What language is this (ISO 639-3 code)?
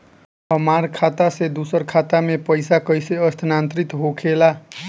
bho